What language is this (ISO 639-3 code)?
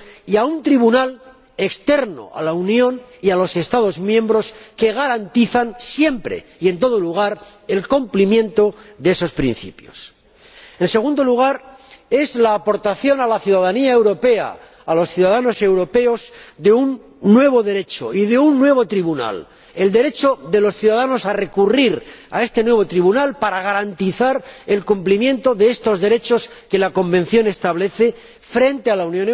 spa